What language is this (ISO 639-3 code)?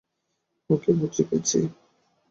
ben